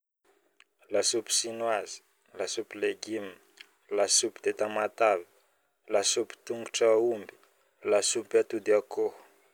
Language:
Northern Betsimisaraka Malagasy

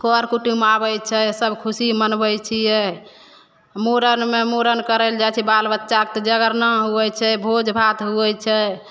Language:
Maithili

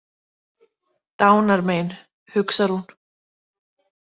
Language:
Icelandic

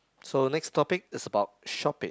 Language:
English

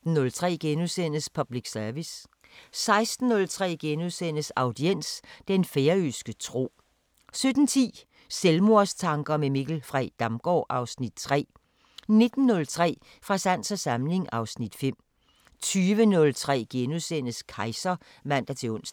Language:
Danish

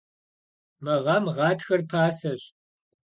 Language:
Kabardian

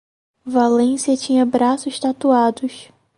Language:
Portuguese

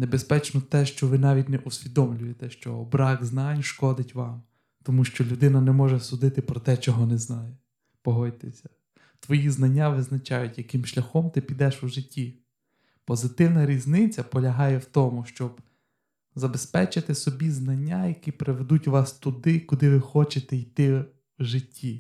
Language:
Ukrainian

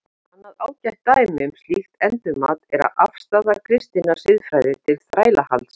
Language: Icelandic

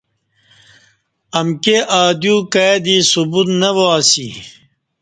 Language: Kati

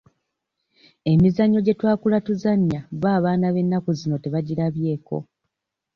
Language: Ganda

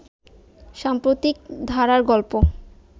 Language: Bangla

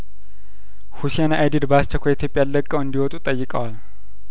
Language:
Amharic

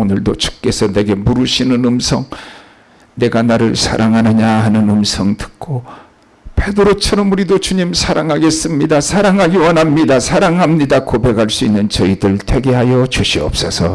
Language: Korean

